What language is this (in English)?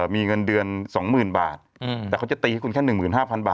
Thai